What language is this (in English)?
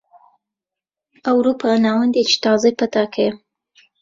Central Kurdish